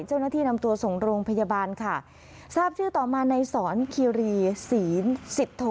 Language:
Thai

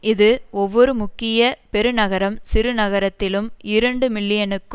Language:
Tamil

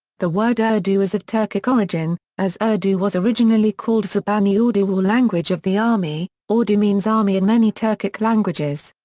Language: English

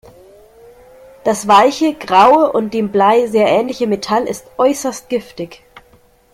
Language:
German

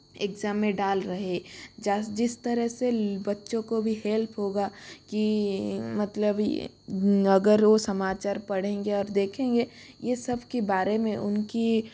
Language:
Hindi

